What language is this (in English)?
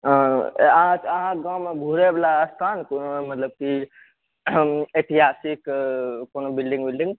Maithili